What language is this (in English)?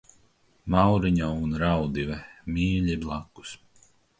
Latvian